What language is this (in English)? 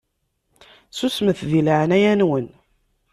Kabyle